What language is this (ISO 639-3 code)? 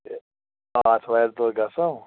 kas